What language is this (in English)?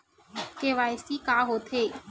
Chhattisgarhi